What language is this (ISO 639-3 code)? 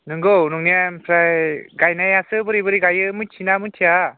brx